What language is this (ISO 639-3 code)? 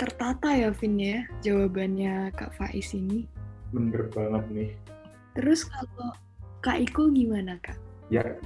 ind